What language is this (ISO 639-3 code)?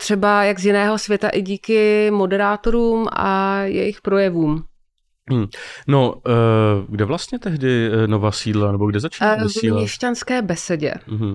ces